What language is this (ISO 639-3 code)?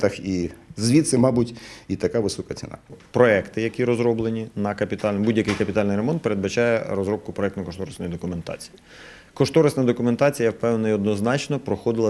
ukr